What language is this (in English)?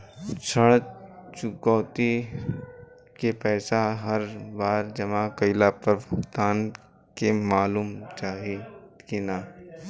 Bhojpuri